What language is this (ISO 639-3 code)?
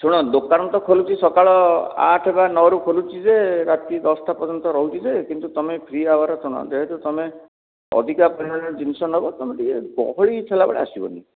ori